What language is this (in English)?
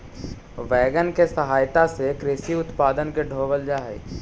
Magahi